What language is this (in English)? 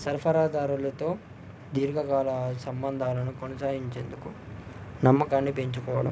Telugu